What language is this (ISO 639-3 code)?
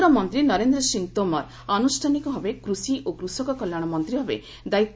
ori